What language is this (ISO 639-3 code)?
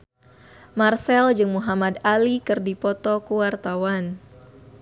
sun